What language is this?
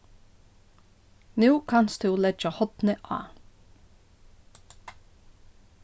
Faroese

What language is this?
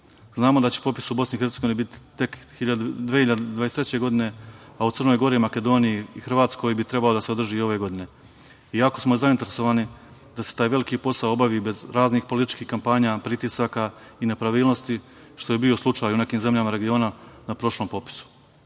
Serbian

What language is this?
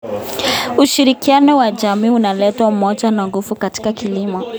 Kalenjin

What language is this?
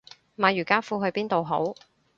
Cantonese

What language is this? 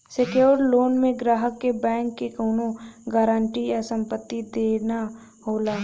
Bhojpuri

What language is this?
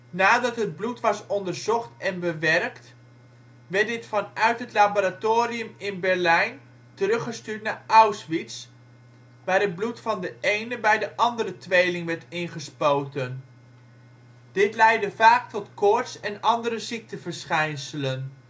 Dutch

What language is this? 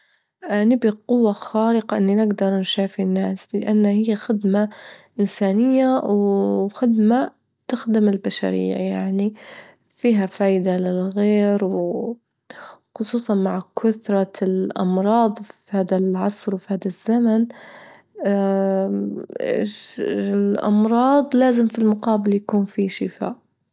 Libyan Arabic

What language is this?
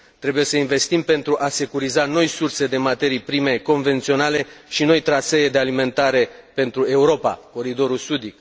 Romanian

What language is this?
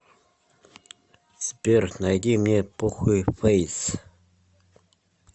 Russian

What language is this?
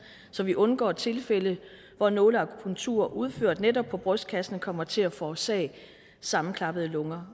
Danish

